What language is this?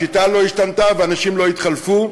Hebrew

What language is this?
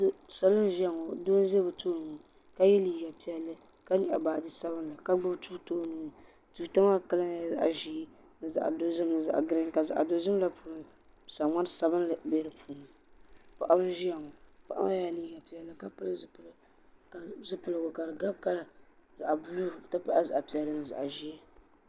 Dagbani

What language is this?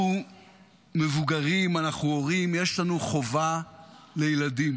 Hebrew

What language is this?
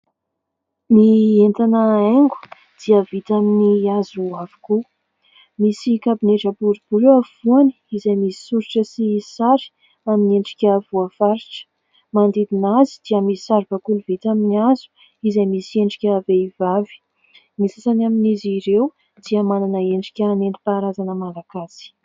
Malagasy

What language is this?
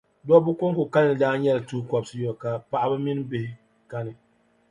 Dagbani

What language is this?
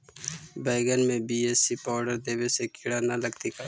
Magahi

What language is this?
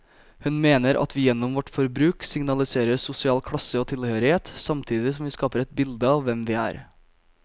Norwegian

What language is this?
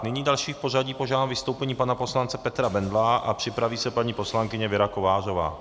Czech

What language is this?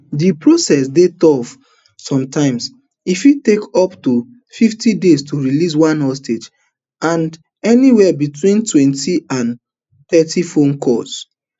Nigerian Pidgin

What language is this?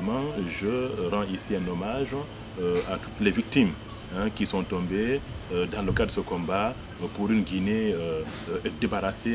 French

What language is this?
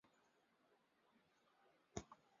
Chinese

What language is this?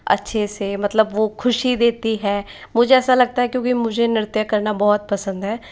Hindi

